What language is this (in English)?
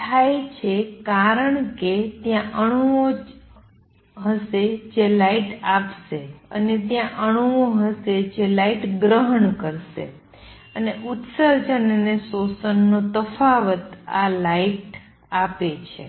Gujarati